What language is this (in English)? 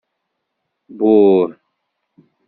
Kabyle